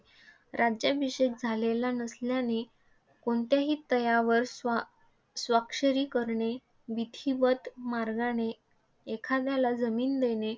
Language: Marathi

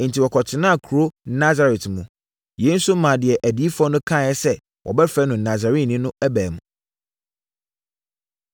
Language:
Akan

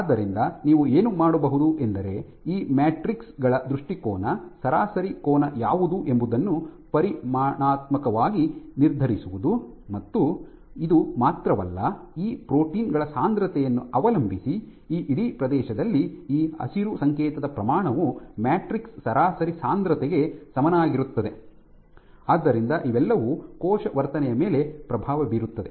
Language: Kannada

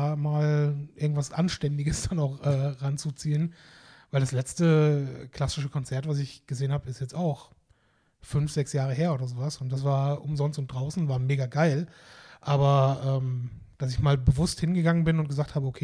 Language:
German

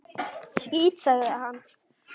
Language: Icelandic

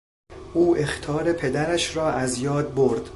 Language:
Persian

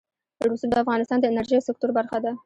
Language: Pashto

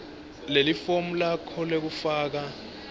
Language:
Swati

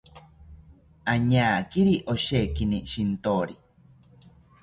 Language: South Ucayali Ashéninka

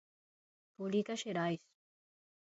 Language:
Galician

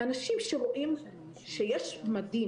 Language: Hebrew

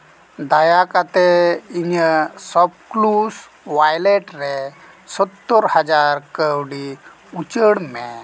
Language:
Santali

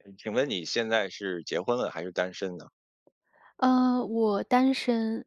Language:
Chinese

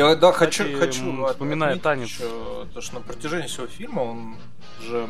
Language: Russian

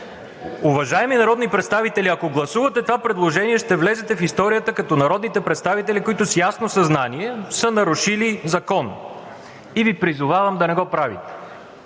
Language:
Bulgarian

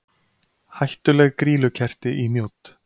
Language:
Icelandic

